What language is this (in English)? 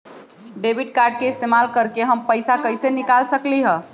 Magahi